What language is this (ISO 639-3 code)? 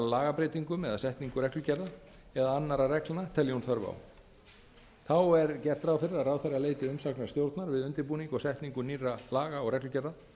isl